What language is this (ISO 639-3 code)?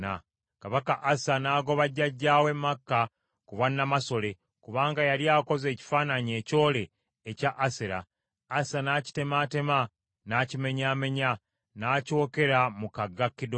lug